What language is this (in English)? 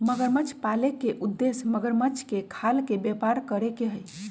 Magahi